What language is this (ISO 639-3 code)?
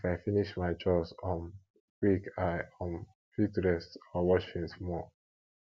pcm